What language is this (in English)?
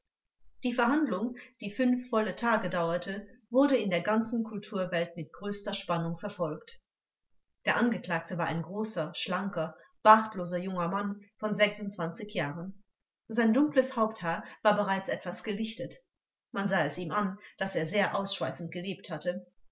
German